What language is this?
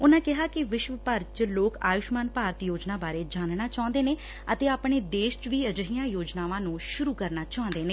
Punjabi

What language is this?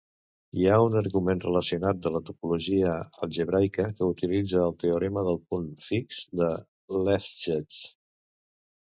Catalan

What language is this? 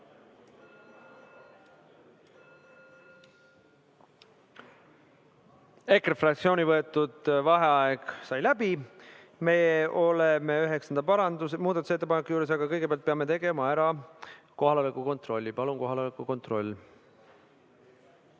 Estonian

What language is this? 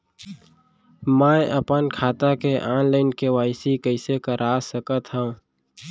Chhattisgarhi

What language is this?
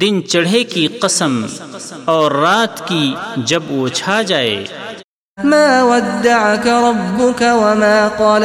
Urdu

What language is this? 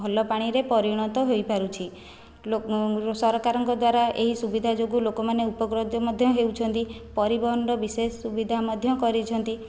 Odia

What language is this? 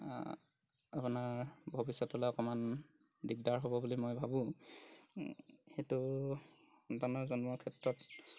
Assamese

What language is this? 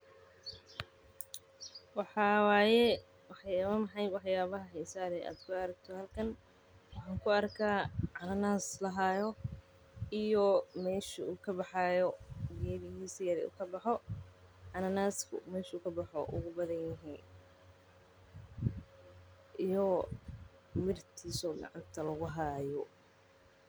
Somali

